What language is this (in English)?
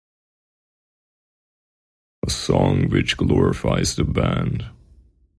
English